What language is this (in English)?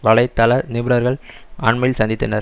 Tamil